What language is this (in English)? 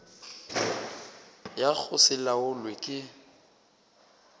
Northern Sotho